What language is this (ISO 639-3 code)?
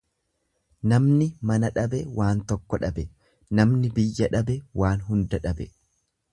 orm